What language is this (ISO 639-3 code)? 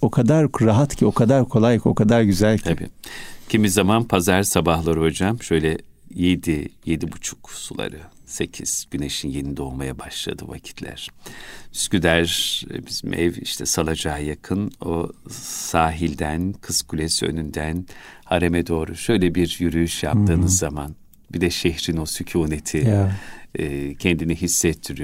tur